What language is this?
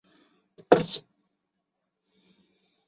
Chinese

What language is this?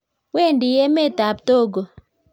Kalenjin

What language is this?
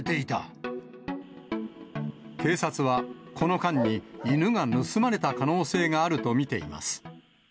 Japanese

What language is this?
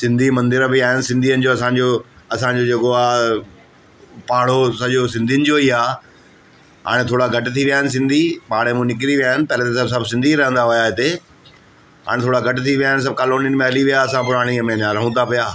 Sindhi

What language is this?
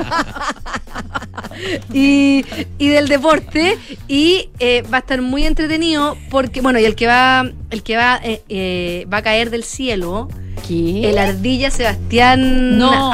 Spanish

